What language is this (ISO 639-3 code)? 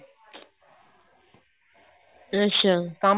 pan